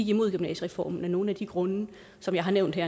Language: Danish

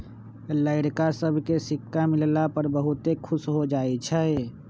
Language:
Magahi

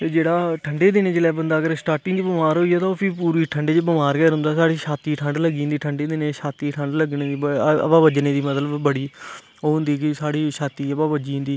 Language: Dogri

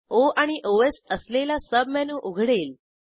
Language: Marathi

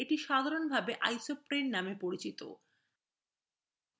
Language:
Bangla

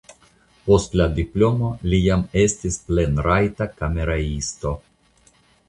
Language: Esperanto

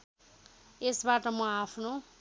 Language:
Nepali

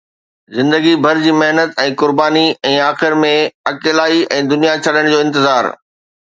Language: Sindhi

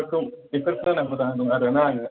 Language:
Bodo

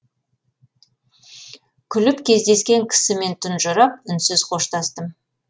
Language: Kazakh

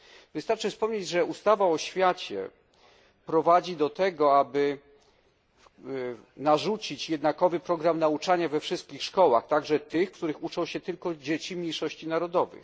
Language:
Polish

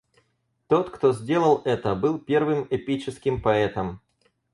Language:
Russian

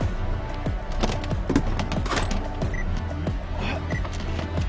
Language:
Japanese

